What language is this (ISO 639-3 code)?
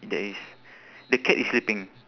eng